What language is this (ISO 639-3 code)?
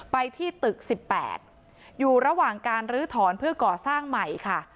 tha